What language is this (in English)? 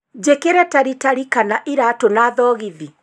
Kikuyu